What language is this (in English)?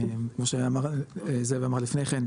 Hebrew